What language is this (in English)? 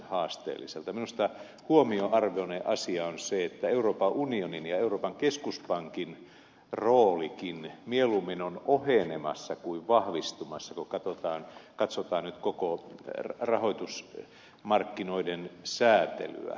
Finnish